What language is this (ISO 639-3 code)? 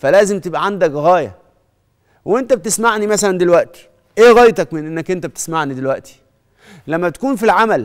ara